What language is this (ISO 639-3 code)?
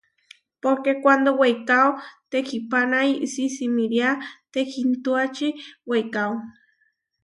var